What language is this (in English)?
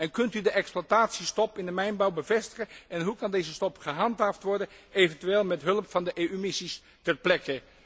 Dutch